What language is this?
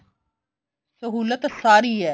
Punjabi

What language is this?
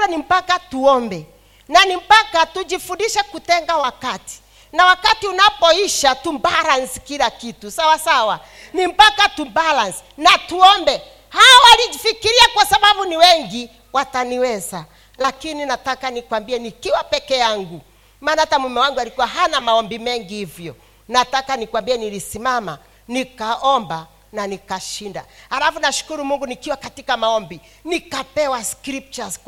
Swahili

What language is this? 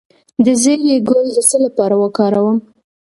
Pashto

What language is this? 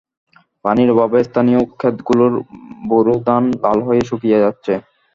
Bangla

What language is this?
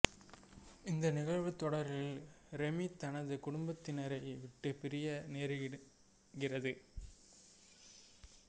Tamil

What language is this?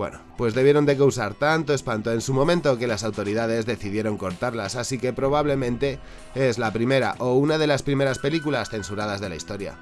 Spanish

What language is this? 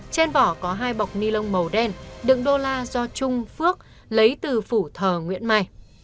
Vietnamese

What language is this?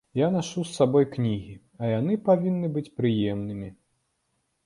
Belarusian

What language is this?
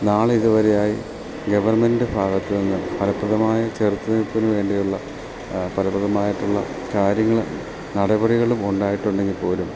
Malayalam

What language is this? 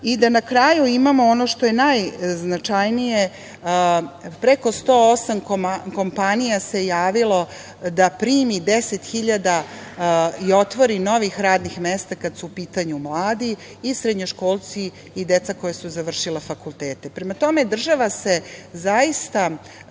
Serbian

